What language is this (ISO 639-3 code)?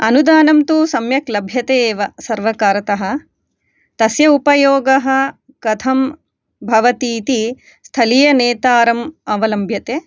san